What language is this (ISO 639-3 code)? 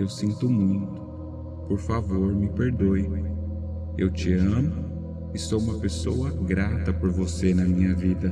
por